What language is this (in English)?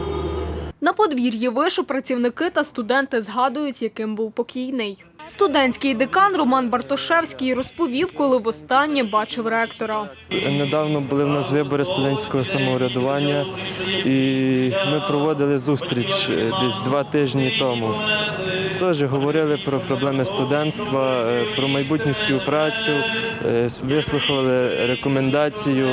Ukrainian